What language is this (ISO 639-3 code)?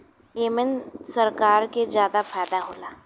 bho